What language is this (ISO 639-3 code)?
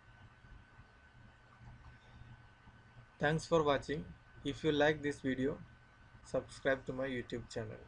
eng